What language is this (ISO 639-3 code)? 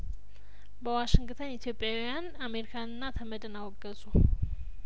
amh